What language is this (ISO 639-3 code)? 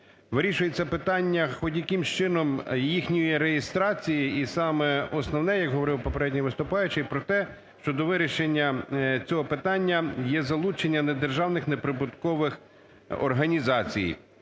ukr